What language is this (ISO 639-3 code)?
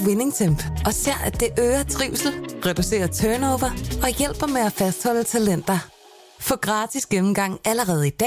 dan